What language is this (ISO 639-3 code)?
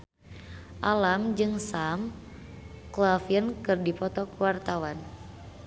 sun